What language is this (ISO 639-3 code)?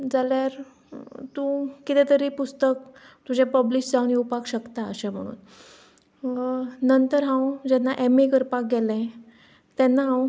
kok